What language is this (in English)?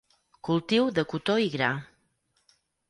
Catalan